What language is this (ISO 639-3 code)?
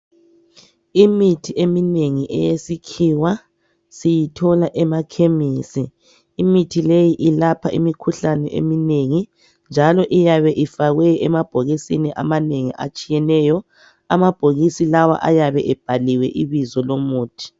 nde